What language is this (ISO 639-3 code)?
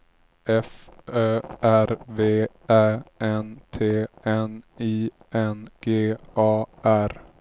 swe